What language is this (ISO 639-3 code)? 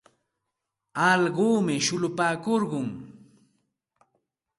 qxt